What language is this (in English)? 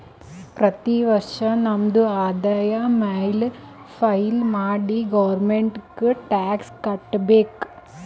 Kannada